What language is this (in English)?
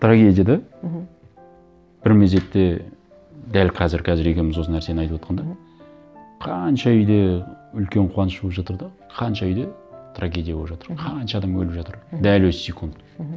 Kazakh